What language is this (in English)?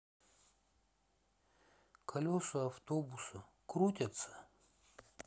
Russian